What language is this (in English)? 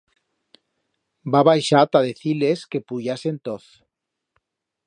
Aragonese